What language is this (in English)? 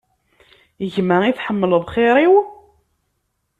Kabyle